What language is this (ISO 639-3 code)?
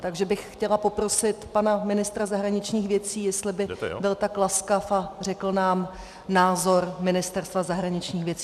ces